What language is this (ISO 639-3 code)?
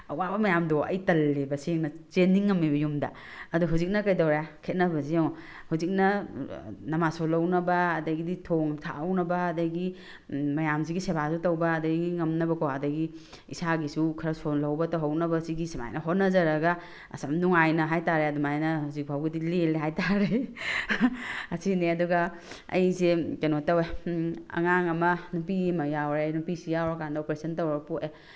mni